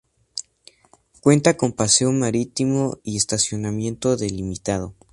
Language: Spanish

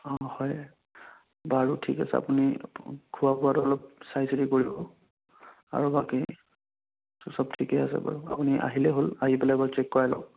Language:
Assamese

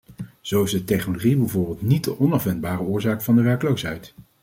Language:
Dutch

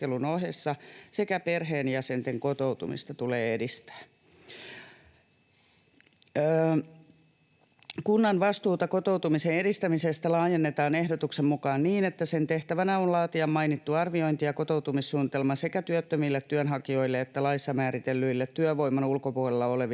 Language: Finnish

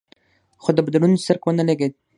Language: Pashto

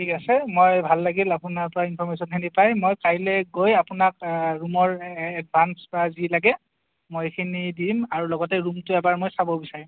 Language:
Assamese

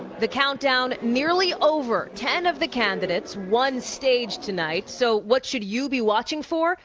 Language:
English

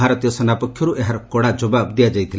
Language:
Odia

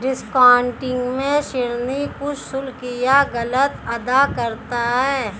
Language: Hindi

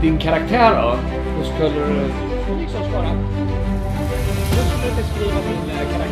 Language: Swedish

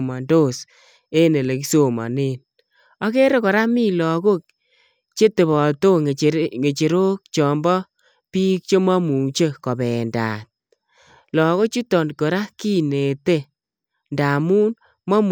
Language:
Kalenjin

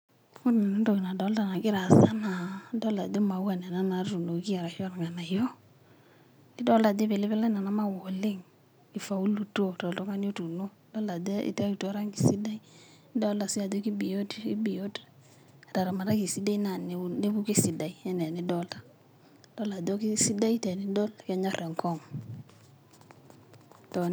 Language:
Masai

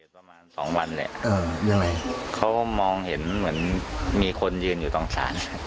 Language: Thai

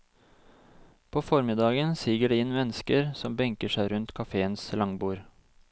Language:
Norwegian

